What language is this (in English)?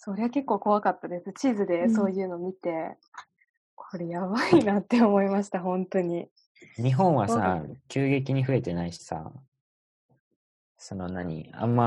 Japanese